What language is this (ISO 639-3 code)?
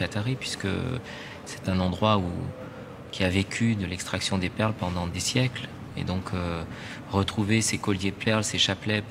fra